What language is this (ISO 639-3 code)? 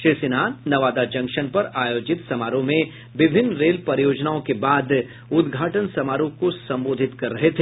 hin